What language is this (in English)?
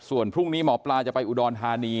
Thai